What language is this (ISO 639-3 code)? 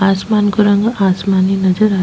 raj